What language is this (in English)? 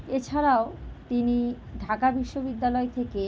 Bangla